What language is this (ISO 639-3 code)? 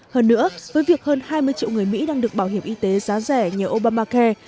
vie